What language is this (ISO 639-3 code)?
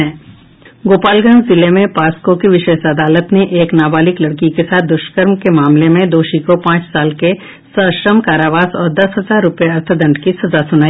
hin